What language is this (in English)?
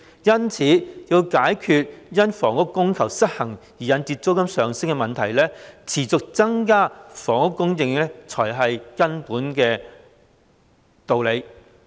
Cantonese